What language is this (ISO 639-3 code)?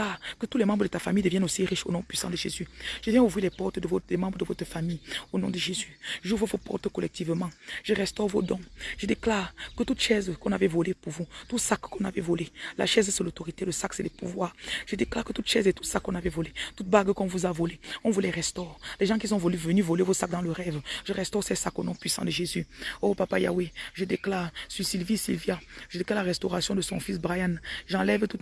fra